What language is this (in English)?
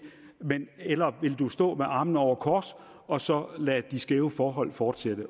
Danish